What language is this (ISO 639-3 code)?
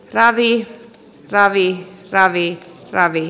fin